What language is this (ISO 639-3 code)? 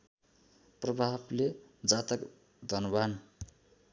nep